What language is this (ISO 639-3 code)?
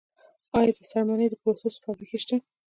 pus